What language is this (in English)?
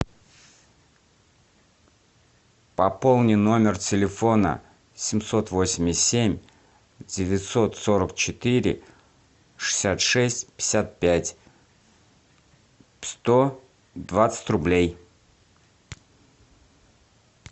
Russian